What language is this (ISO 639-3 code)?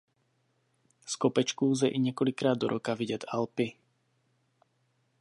ces